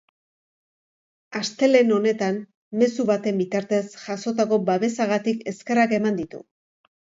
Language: Basque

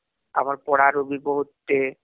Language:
Odia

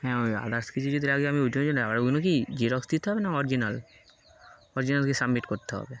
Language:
Bangla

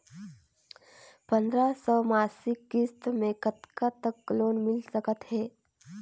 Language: Chhattisgarhi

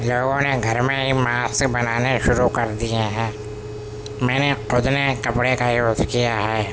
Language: Urdu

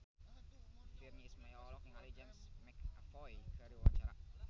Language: Sundanese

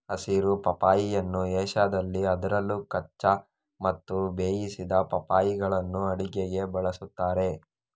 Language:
Kannada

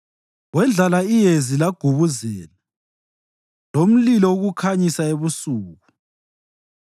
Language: North Ndebele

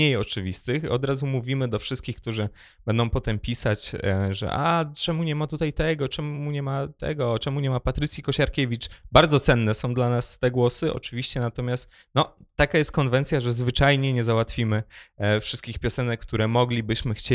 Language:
Polish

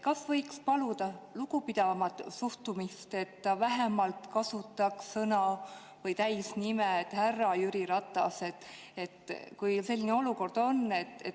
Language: Estonian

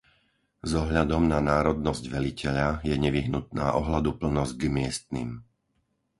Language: Slovak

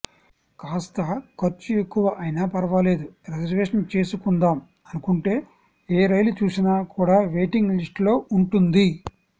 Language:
Telugu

